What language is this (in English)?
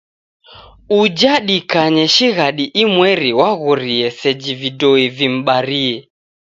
Taita